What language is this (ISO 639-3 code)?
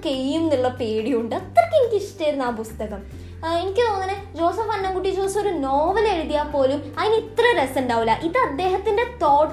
mal